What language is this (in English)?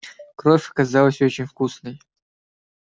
Russian